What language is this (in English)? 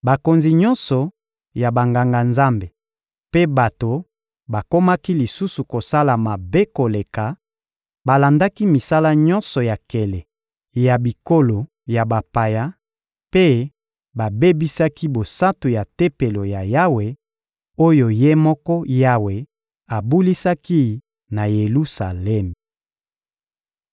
Lingala